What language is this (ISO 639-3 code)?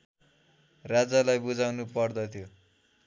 nep